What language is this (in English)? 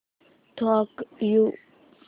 Marathi